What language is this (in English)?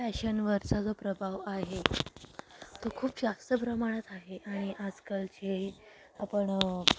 Marathi